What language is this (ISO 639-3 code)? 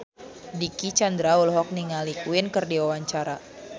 sun